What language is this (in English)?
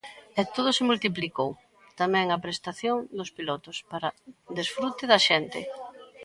Galician